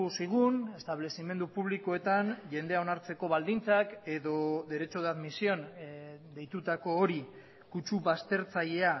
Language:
Basque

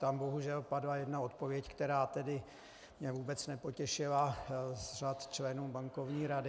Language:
Czech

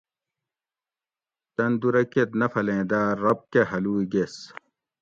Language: Gawri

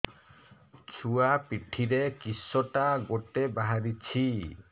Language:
Odia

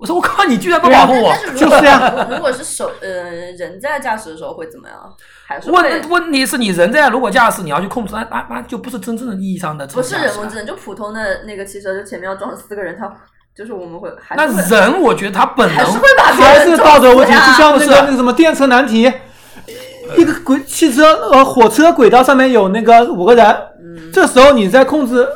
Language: Chinese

